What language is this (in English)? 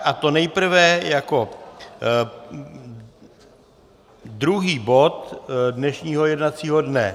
Czech